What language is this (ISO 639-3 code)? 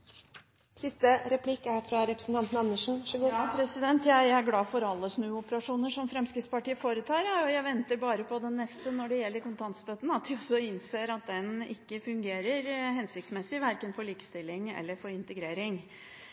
nob